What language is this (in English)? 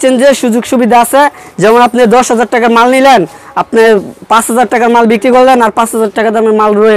Bangla